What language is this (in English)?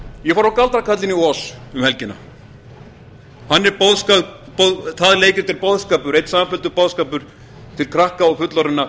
Icelandic